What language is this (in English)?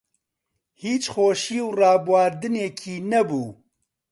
Central Kurdish